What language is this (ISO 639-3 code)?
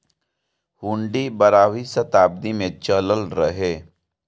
bho